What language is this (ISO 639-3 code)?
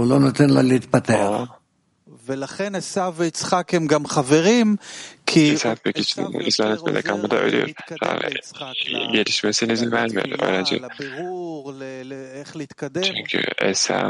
tur